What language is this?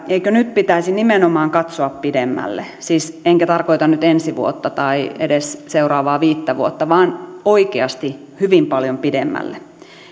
Finnish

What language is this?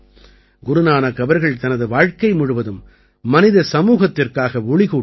Tamil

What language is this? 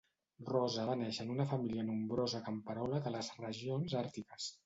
Catalan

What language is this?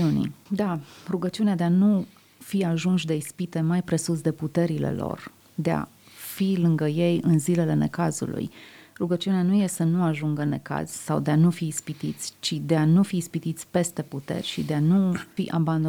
Romanian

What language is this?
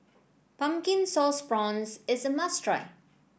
English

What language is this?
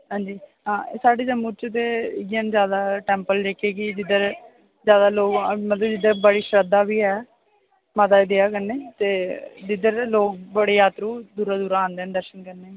Dogri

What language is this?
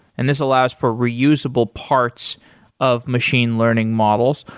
English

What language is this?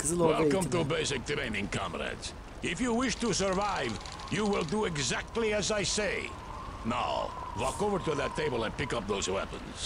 Turkish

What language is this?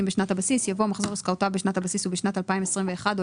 Hebrew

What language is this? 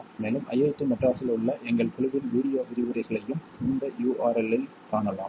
Tamil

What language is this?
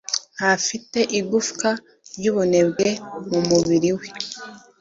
Kinyarwanda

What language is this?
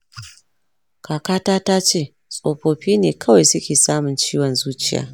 Hausa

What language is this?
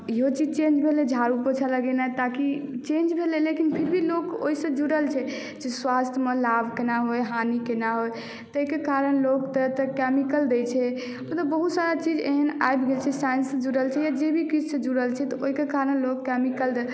Maithili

